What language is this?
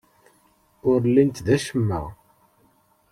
Kabyle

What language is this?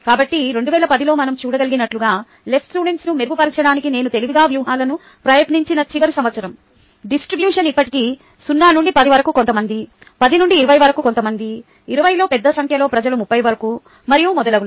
Telugu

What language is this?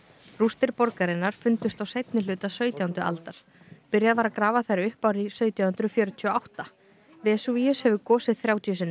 Icelandic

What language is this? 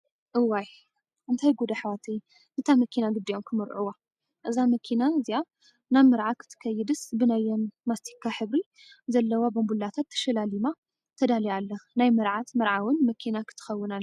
Tigrinya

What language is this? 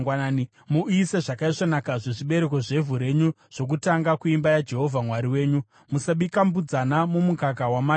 Shona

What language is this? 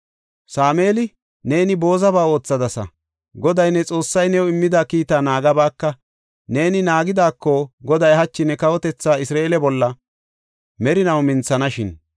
Gofa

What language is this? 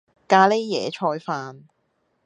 Cantonese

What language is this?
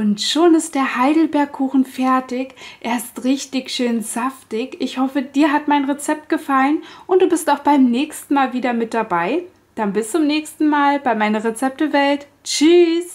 German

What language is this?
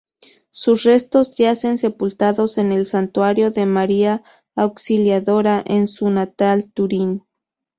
Spanish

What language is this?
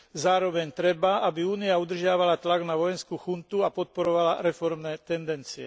Slovak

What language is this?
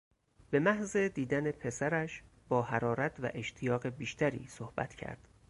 Persian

